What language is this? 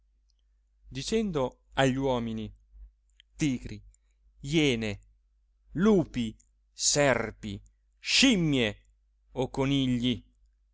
Italian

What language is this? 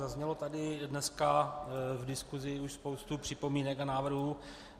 Czech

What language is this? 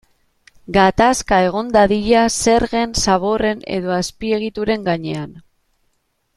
Basque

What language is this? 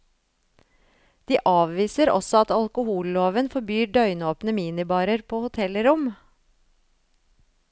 Norwegian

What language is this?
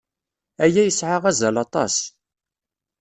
Kabyle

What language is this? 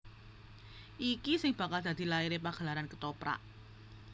Javanese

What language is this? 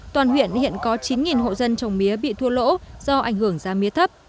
Vietnamese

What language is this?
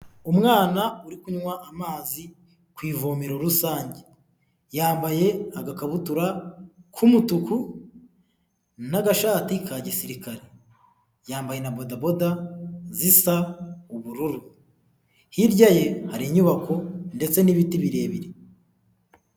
Kinyarwanda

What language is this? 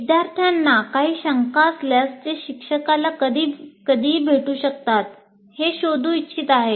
Marathi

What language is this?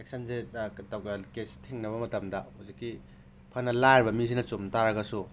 Manipuri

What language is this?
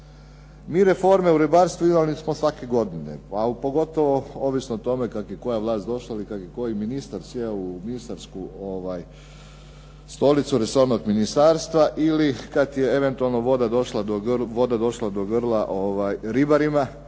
Croatian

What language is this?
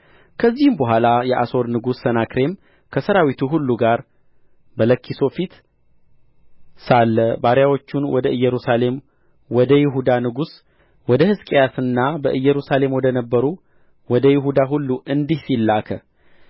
Amharic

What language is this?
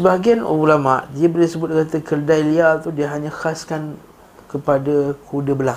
Malay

